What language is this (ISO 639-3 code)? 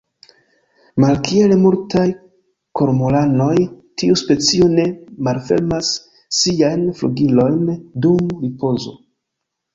epo